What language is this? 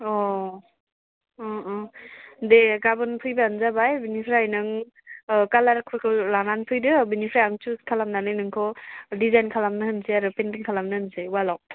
Bodo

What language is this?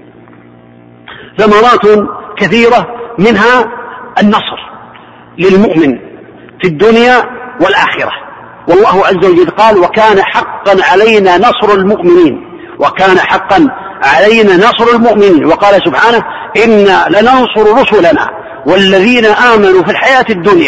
Arabic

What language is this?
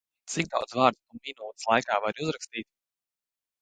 Latvian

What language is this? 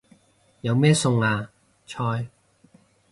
Cantonese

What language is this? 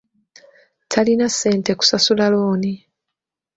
Ganda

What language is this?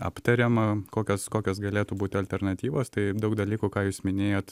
Lithuanian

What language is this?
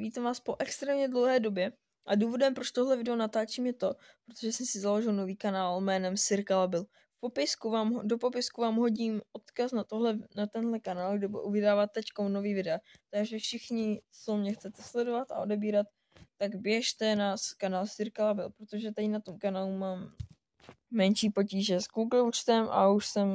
Czech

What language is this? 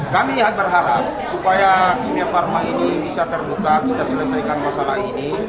Indonesian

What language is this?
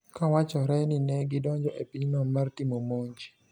Luo (Kenya and Tanzania)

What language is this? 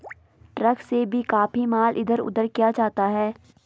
Hindi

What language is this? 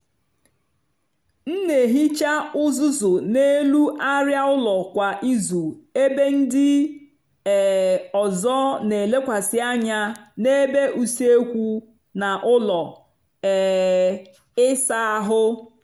Igbo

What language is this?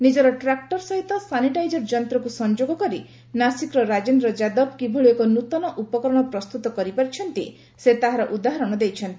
Odia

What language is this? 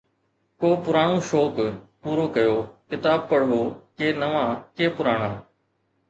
Sindhi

